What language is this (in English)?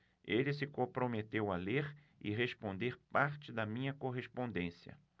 Portuguese